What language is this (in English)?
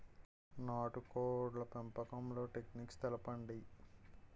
Telugu